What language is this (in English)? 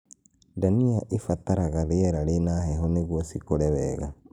Kikuyu